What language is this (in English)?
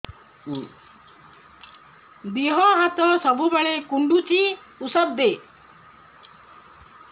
Odia